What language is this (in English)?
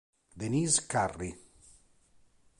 Italian